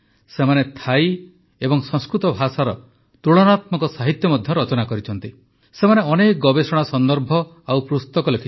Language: Odia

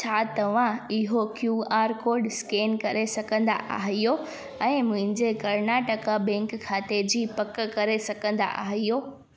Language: Sindhi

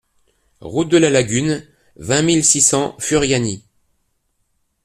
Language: French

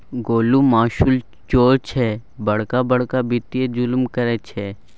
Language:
Maithili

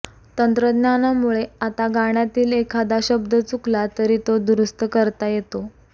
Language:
Marathi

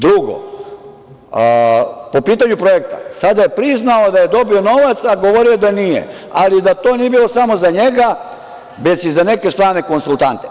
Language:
Serbian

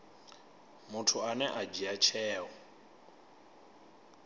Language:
Venda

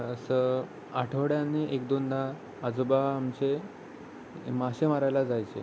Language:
Marathi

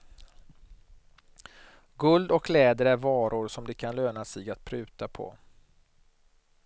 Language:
Swedish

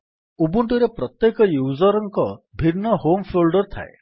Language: Odia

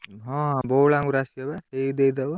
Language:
Odia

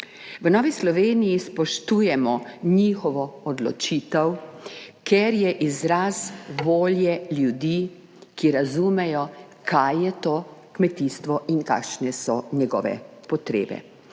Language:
Slovenian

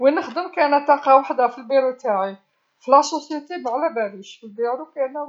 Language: Algerian Arabic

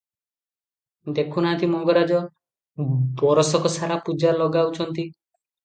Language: Odia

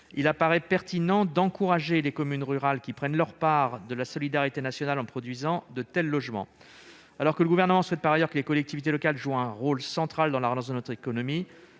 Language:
French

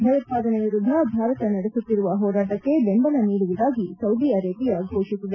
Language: Kannada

